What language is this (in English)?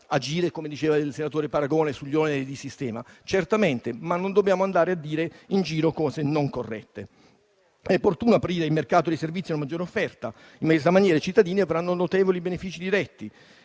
Italian